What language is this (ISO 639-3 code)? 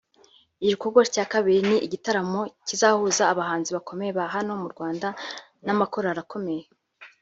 kin